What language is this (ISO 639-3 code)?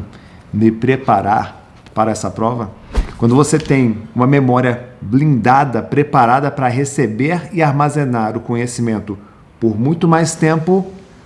por